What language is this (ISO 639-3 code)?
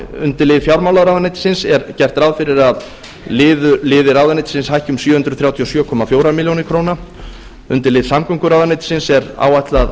isl